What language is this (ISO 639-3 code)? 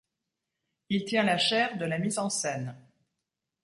fra